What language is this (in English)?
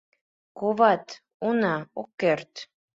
Mari